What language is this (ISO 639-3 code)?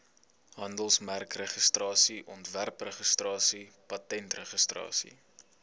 afr